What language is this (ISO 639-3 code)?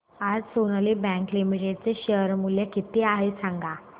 mar